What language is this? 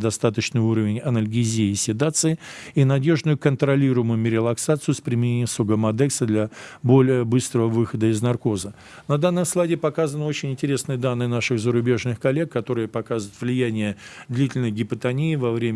Russian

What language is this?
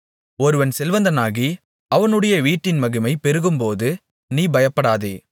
Tamil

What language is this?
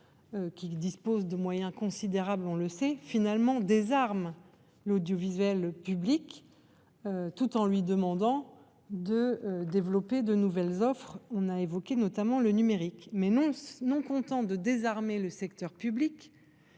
French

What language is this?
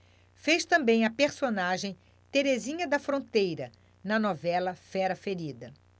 Portuguese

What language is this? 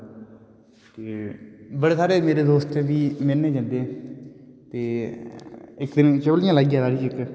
Dogri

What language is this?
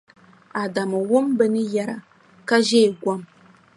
Dagbani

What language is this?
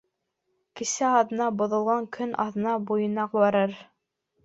Bashkir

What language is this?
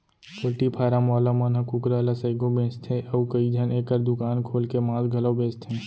Chhattisgarhi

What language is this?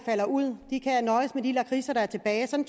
Danish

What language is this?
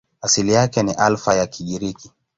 Swahili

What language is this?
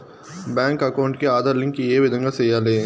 Telugu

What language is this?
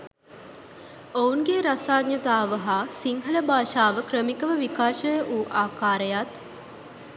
Sinhala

